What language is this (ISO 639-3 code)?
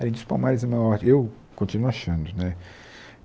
por